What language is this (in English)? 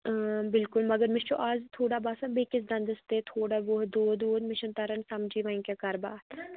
Kashmiri